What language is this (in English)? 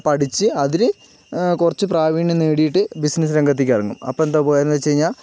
Malayalam